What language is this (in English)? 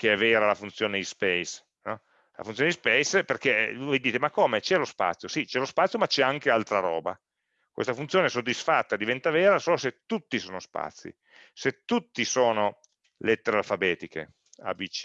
Italian